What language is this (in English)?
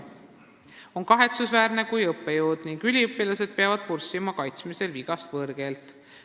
Estonian